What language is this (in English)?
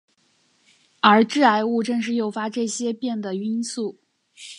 Chinese